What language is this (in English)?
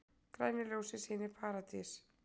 Icelandic